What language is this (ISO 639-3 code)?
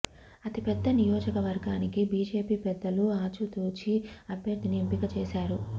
tel